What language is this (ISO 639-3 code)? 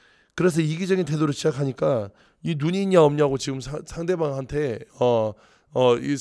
kor